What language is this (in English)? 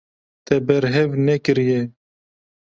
Kurdish